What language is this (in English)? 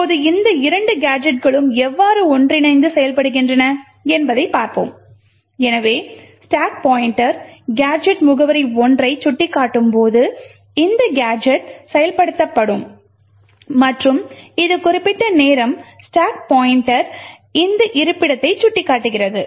Tamil